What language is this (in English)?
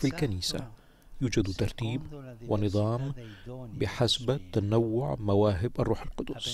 Arabic